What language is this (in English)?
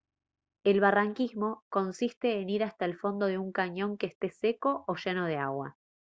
Spanish